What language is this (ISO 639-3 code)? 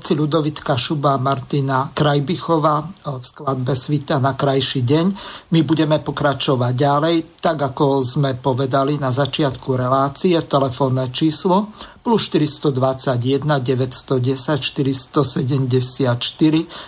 slk